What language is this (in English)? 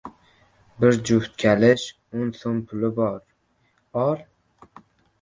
Uzbek